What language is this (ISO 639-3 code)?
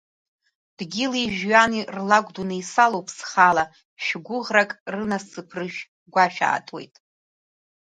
abk